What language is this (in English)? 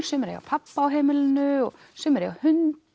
Icelandic